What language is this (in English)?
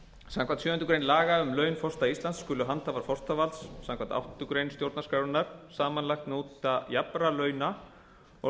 Icelandic